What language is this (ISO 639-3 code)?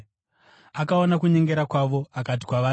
sna